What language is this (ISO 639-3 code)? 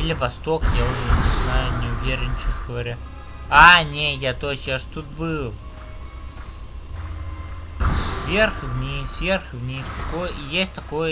rus